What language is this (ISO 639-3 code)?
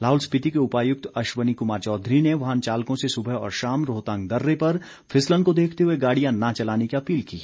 hin